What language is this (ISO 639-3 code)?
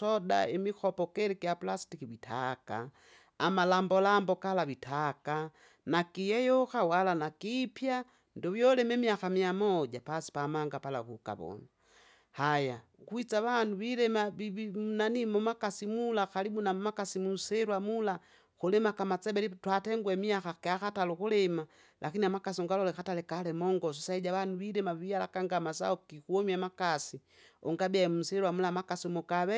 zga